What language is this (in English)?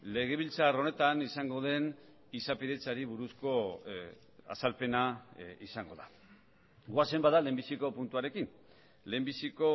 Basque